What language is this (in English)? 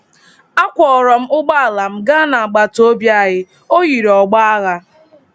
Igbo